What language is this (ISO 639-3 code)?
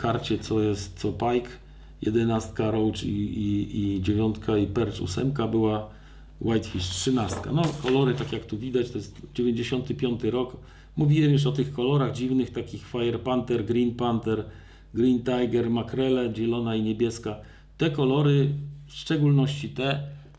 pol